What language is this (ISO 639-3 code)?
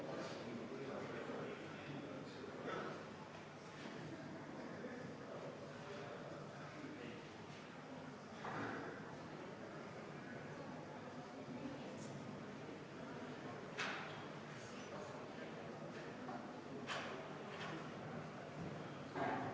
est